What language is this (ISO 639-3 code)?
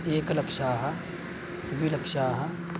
san